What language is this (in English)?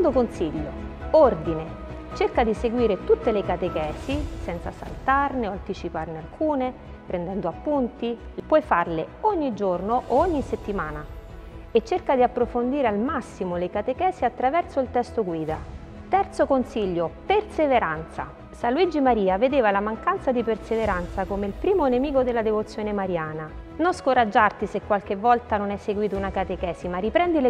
Italian